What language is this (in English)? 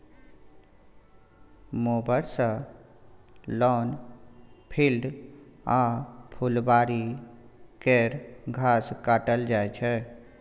Maithili